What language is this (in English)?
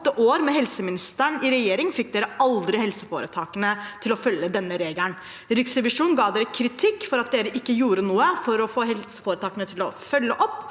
Norwegian